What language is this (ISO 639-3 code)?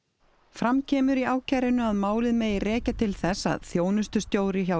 isl